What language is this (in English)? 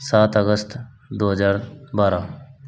Hindi